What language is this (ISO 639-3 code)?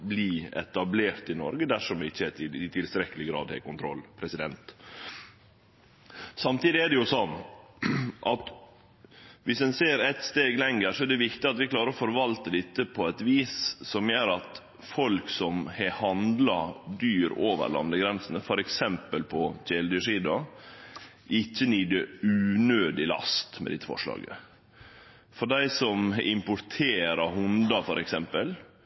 nno